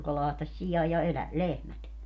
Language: Finnish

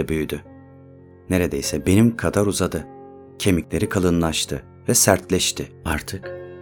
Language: Turkish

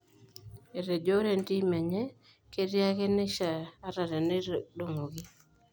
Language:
Masai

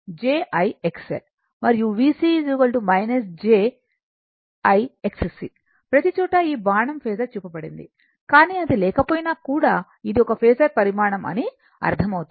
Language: Telugu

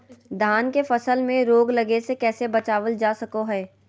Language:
Magahi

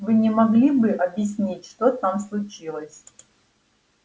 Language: Russian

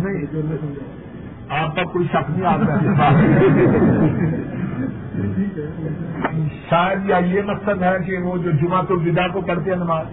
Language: Urdu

